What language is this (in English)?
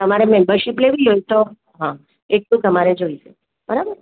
Gujarati